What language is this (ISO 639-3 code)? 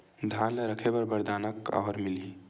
hne